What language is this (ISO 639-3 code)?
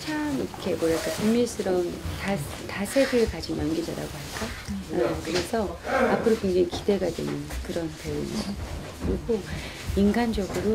kor